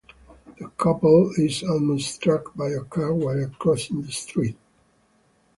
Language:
English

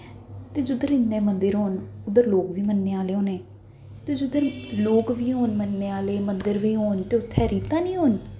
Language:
Dogri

